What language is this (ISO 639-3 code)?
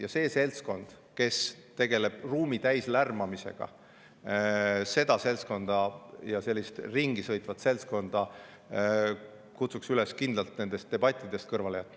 est